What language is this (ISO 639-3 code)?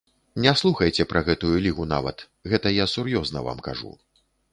bel